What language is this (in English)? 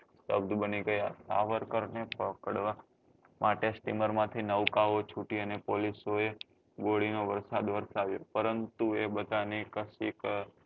Gujarati